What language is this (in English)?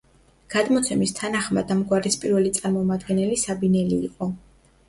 Georgian